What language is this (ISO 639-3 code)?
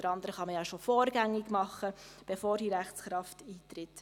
gsw